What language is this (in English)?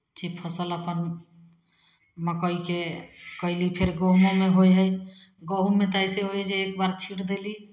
Maithili